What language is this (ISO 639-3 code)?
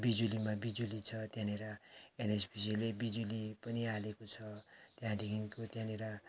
nep